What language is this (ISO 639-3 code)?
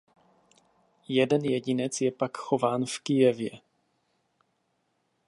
ces